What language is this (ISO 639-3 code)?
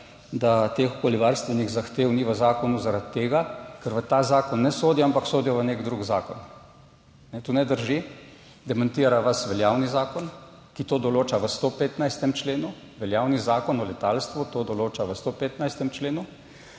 slv